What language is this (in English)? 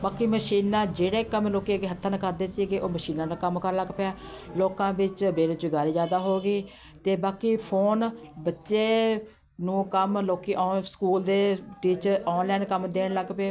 Punjabi